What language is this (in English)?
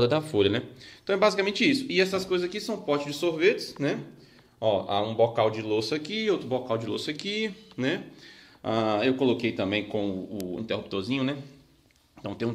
Portuguese